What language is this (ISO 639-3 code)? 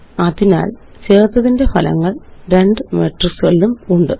mal